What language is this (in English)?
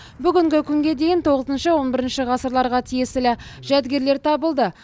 Kazakh